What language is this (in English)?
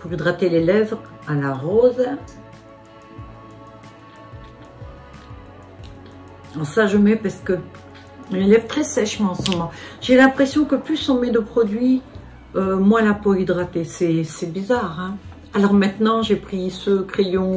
French